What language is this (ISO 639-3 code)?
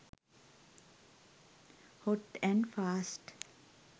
sin